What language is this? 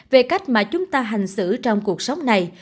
Vietnamese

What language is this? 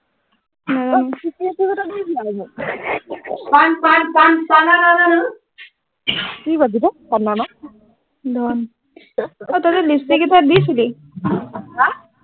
Assamese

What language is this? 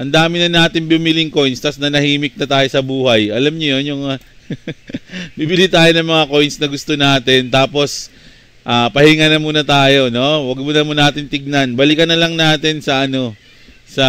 Filipino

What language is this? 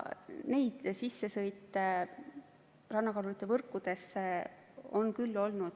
Estonian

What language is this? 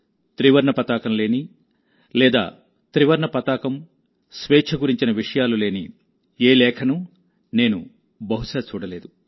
Telugu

